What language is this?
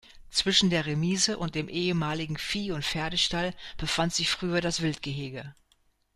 German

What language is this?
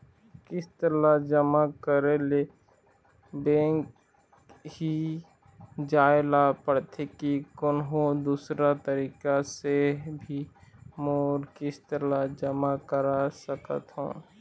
Chhattisgarhi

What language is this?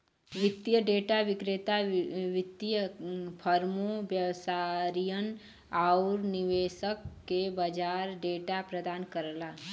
Bhojpuri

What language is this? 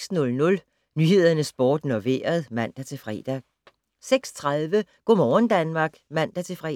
Danish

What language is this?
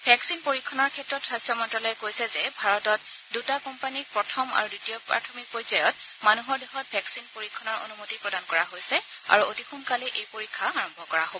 Assamese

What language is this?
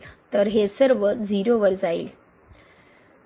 Marathi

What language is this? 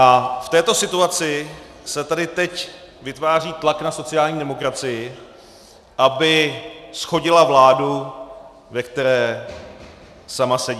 Czech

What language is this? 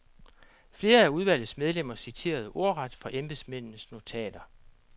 Danish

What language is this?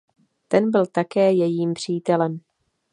Czech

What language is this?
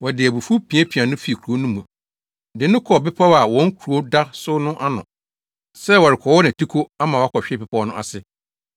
Akan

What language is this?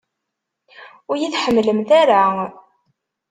Kabyle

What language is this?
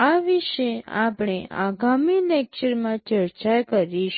Gujarati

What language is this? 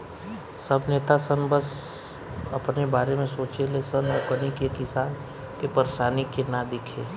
Bhojpuri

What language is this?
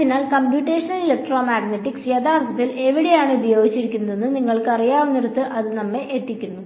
Malayalam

